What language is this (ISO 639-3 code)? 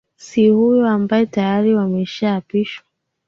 swa